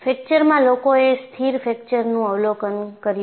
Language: Gujarati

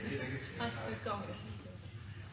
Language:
Norwegian Bokmål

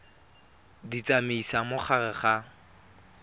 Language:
Tswana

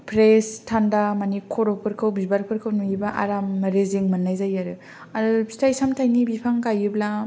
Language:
Bodo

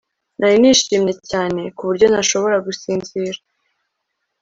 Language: Kinyarwanda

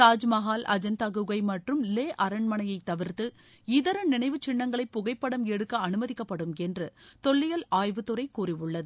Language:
Tamil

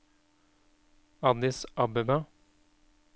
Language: Norwegian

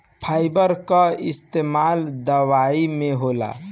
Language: Bhojpuri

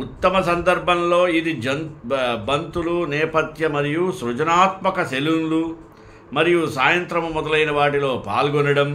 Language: Telugu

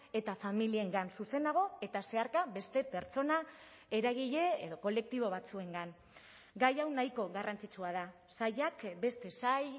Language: Basque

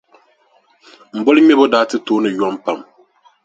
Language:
Dagbani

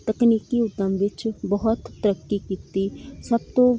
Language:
Punjabi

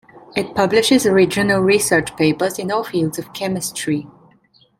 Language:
English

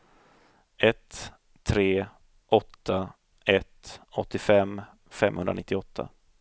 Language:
Swedish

